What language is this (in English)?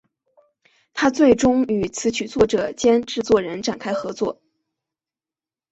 Chinese